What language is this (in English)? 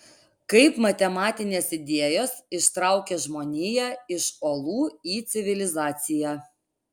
Lithuanian